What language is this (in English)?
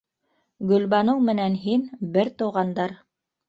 Bashkir